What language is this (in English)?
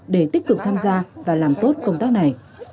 Vietnamese